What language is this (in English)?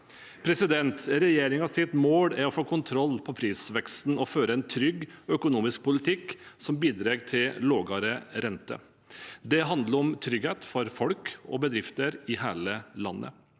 Norwegian